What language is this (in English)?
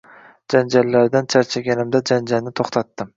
Uzbek